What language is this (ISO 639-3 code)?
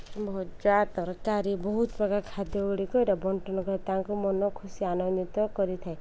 ori